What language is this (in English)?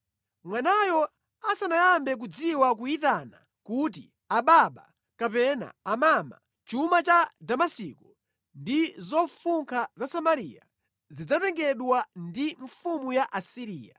Nyanja